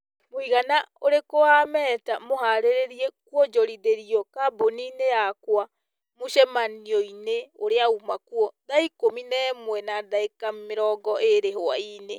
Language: Kikuyu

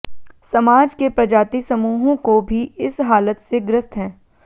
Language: Hindi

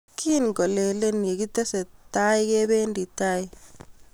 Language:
Kalenjin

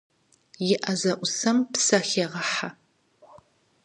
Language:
Kabardian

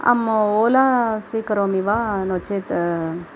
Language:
Sanskrit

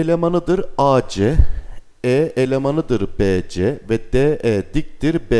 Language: Turkish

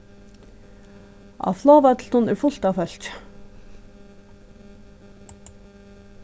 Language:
Faroese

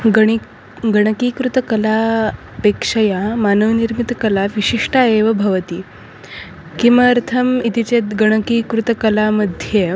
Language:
Sanskrit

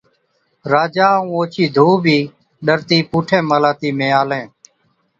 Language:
Od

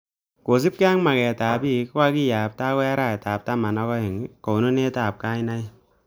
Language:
Kalenjin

